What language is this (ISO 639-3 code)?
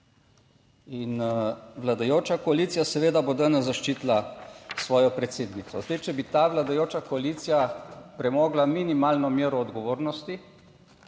slv